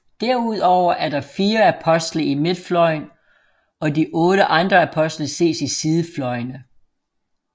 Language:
Danish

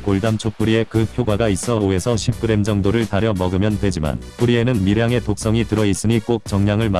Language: Korean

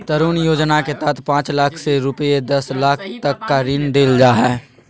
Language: Magahi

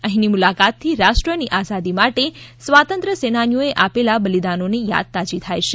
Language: Gujarati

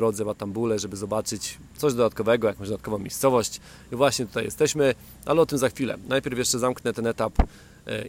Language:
Polish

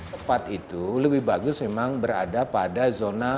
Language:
Indonesian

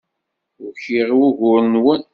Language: Kabyle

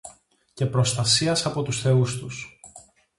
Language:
Greek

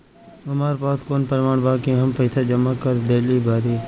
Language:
Bhojpuri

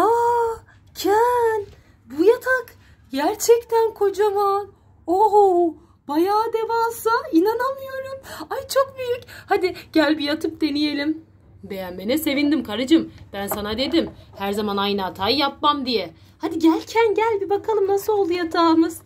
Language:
Turkish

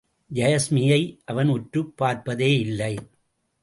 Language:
Tamil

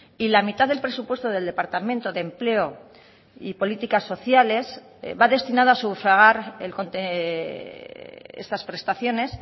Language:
Spanish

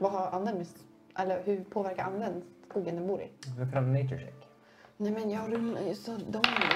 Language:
Swedish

